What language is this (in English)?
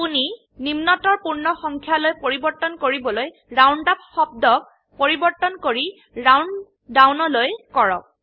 Assamese